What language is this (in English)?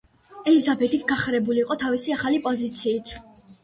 Georgian